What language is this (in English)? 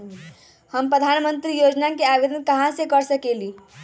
Magahi